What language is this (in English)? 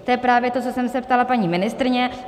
Czech